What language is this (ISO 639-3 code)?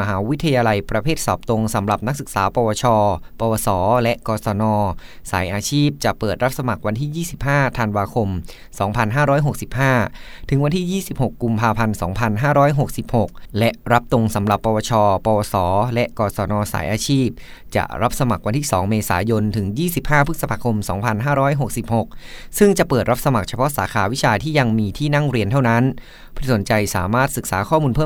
tha